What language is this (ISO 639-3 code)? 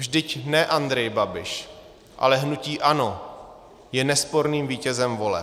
ces